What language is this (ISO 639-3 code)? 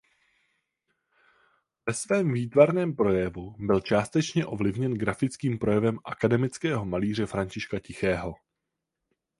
ces